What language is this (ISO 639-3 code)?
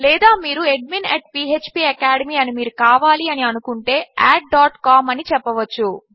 tel